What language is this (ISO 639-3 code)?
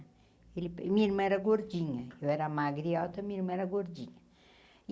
por